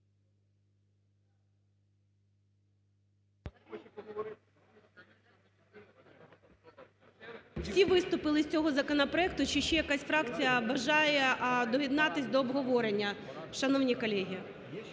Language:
Ukrainian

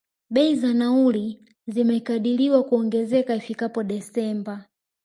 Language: Swahili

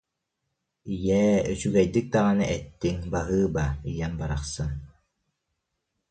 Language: Yakut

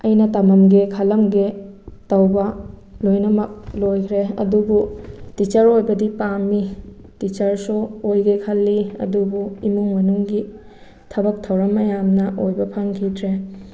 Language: Manipuri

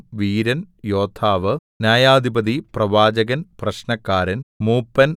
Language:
Malayalam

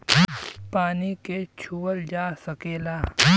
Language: Bhojpuri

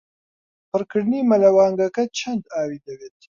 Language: Central Kurdish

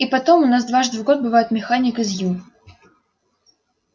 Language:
Russian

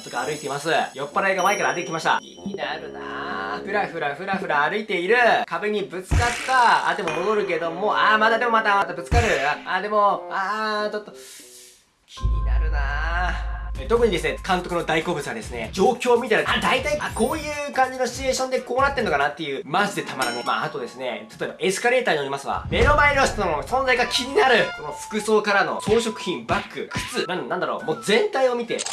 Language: Japanese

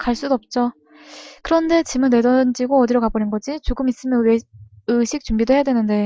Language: Korean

